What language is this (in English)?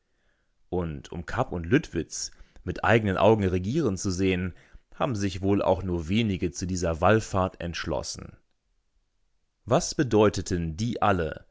German